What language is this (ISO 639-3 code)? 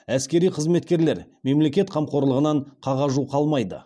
kaz